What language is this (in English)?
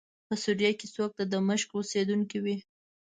Pashto